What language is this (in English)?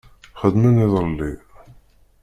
Kabyle